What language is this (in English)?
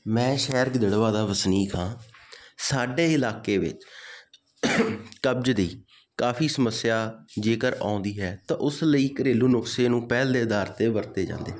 Punjabi